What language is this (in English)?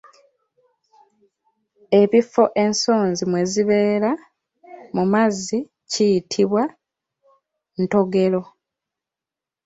Ganda